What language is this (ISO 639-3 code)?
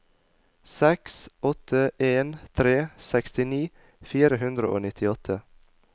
nor